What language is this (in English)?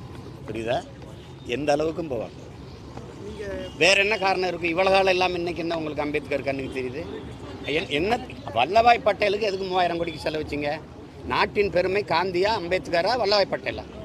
Turkish